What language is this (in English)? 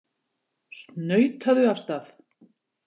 Icelandic